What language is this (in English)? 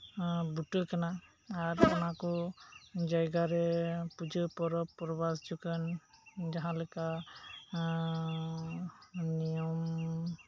Santali